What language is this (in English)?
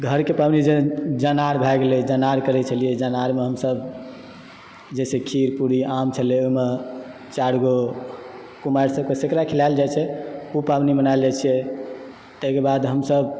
Maithili